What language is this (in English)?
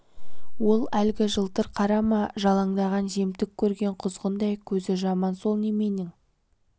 Kazakh